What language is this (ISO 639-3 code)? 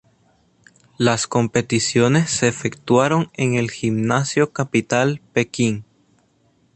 spa